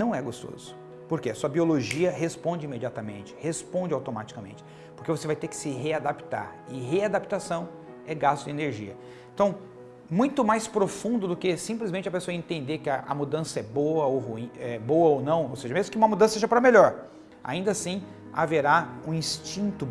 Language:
Portuguese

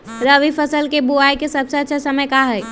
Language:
Magahi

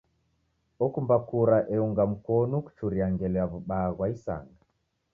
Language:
Taita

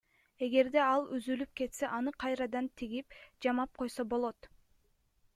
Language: Kyrgyz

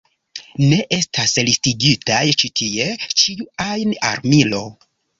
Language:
Esperanto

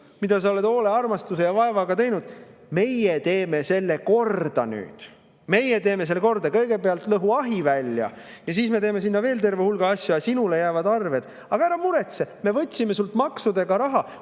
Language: Estonian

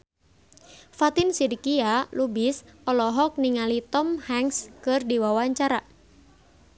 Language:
Sundanese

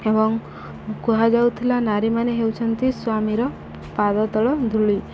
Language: Odia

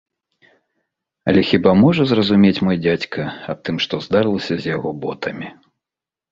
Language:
Belarusian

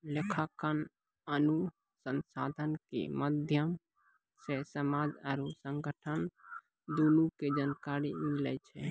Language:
Maithili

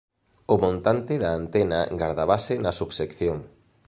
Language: Galician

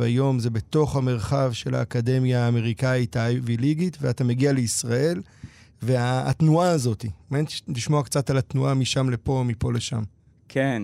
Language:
Hebrew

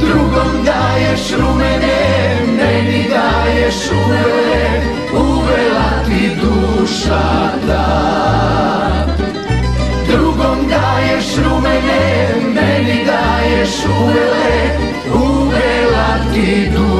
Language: Romanian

